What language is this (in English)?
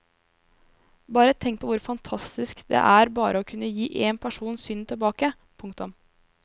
Norwegian